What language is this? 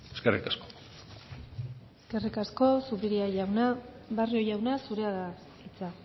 Basque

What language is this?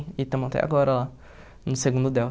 Portuguese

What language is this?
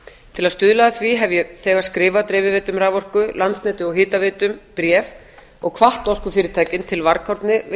Icelandic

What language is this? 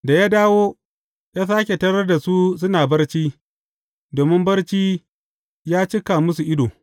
Hausa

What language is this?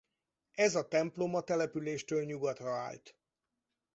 Hungarian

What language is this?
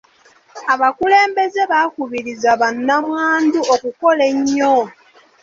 Ganda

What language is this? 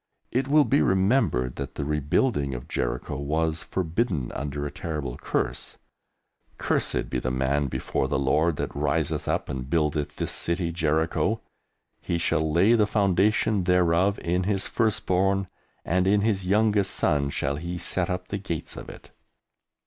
English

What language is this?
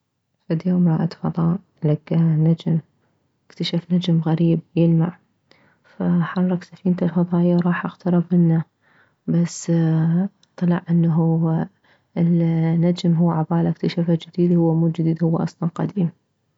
Mesopotamian Arabic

